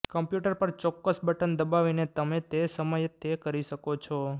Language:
Gujarati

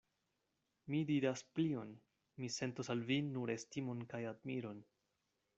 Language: Esperanto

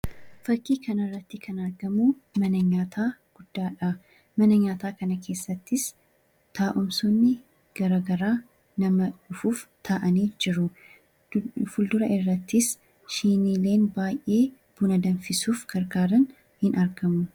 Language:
Oromo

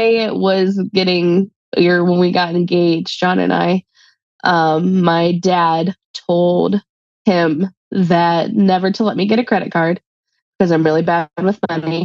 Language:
English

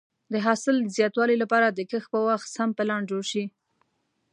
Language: Pashto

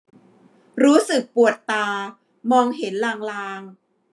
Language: Thai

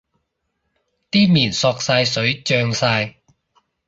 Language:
Cantonese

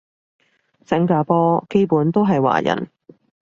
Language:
Cantonese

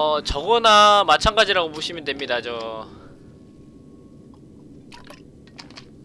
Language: Korean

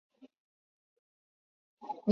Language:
Chinese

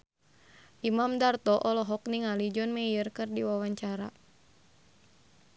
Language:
Sundanese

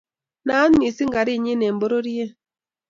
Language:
Kalenjin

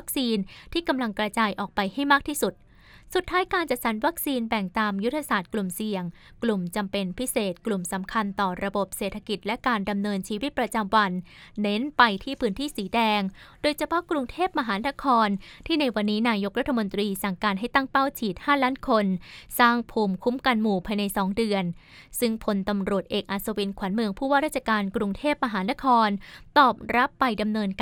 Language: Thai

